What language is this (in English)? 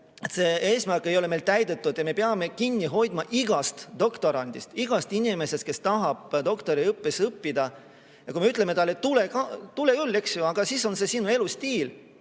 Estonian